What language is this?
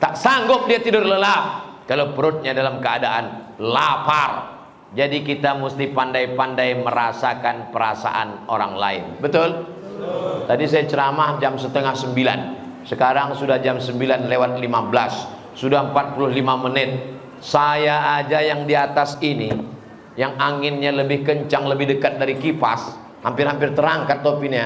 Indonesian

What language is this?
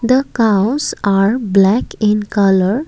English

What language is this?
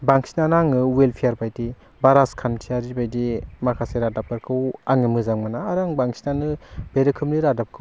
Bodo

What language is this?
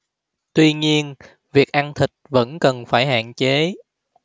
Vietnamese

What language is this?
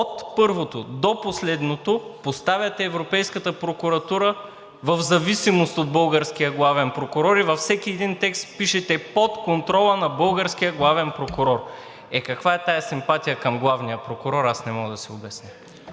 Bulgarian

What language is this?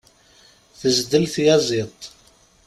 Kabyle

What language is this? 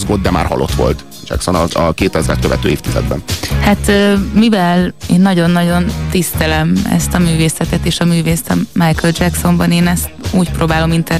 Hungarian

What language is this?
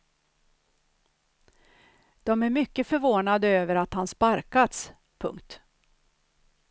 Swedish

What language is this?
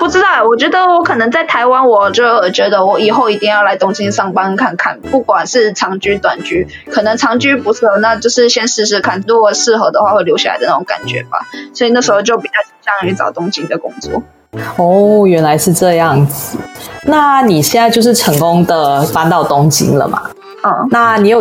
Chinese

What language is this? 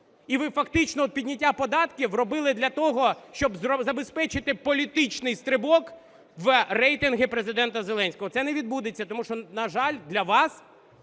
Ukrainian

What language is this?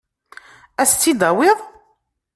Kabyle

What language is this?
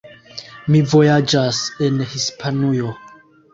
Esperanto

